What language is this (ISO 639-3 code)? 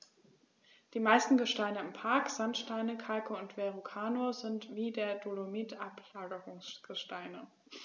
deu